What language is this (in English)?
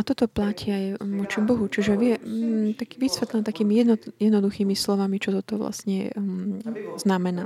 Slovak